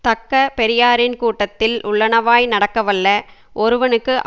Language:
Tamil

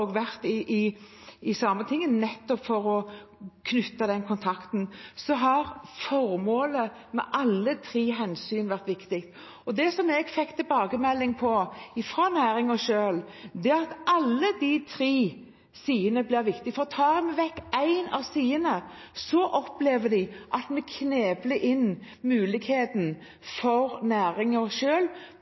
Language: Norwegian Bokmål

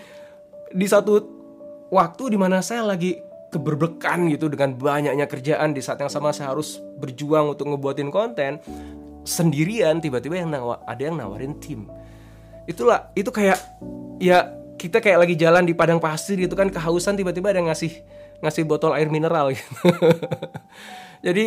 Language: Indonesian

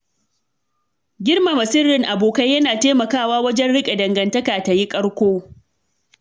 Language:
Hausa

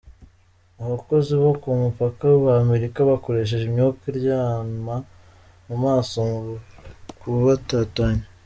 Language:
Kinyarwanda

